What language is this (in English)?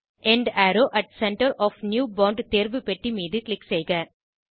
Tamil